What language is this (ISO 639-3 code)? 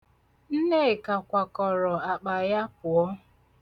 ibo